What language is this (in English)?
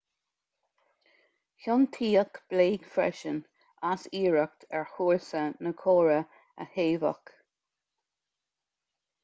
Irish